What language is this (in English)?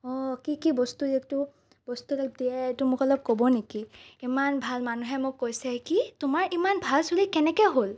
Assamese